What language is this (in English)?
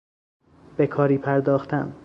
Persian